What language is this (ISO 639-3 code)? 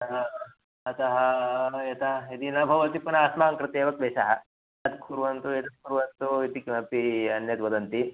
san